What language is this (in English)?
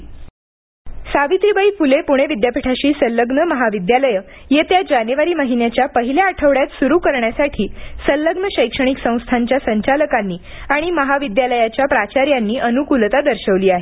Marathi